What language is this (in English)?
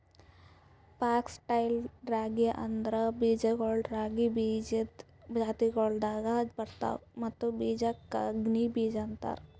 Kannada